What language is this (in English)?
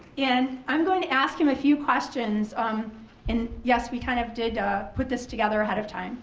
English